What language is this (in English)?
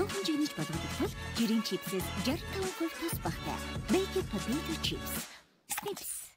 Korean